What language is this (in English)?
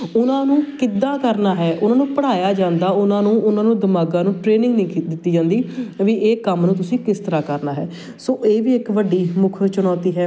Punjabi